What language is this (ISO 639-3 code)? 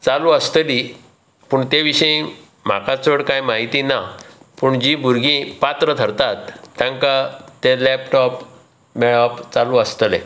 kok